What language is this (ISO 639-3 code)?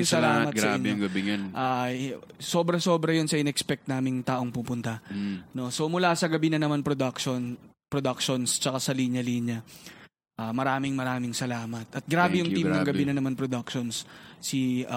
fil